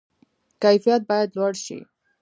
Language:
Pashto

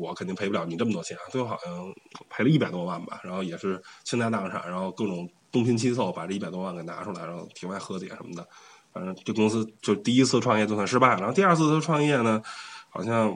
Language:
Chinese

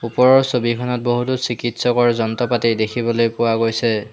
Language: Assamese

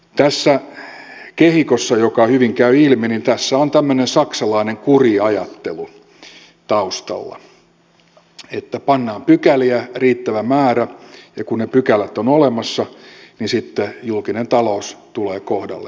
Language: Finnish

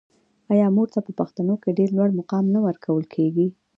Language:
Pashto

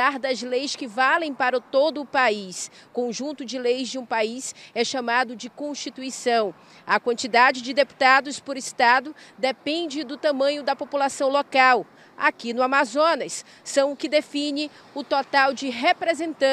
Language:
Portuguese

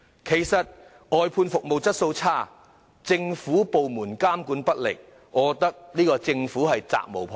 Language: Cantonese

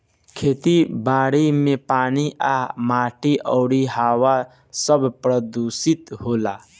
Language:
Bhojpuri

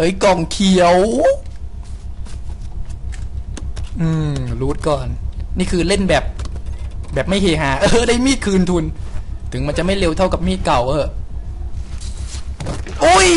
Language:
Thai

